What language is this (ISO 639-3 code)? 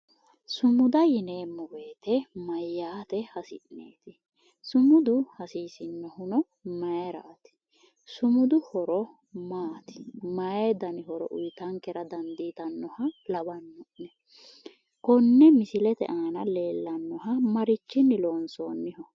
sid